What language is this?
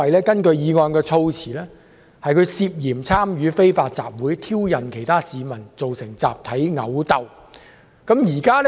Cantonese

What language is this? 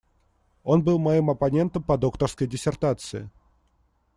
Russian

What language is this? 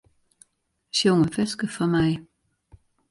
Western Frisian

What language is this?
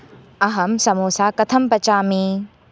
Sanskrit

